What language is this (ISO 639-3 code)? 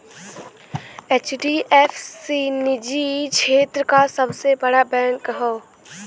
bho